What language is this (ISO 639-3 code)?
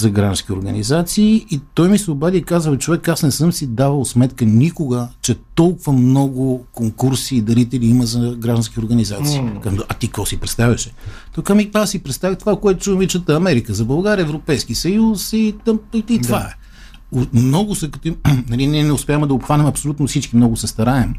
bul